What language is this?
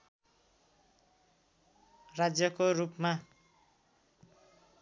Nepali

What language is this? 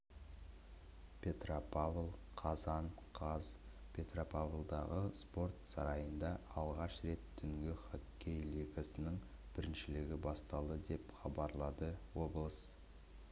Kazakh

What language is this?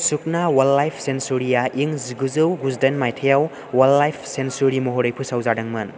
Bodo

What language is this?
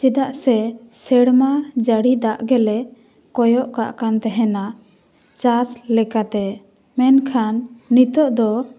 Santali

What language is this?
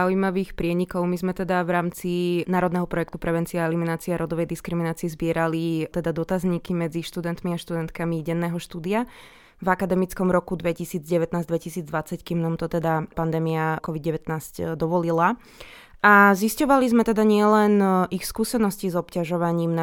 Slovak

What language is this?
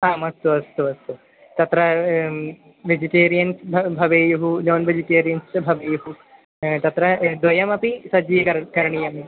Sanskrit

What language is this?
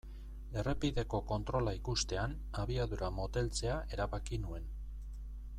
Basque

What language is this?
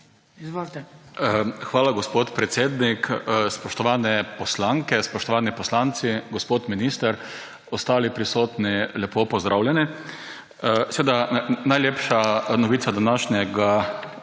Slovenian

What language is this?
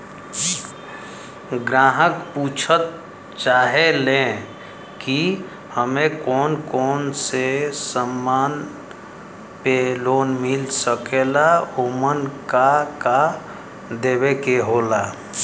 Bhojpuri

